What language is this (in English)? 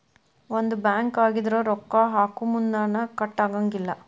Kannada